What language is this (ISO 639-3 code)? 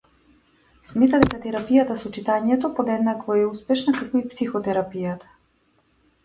mkd